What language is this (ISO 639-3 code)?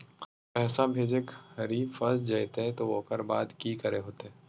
mag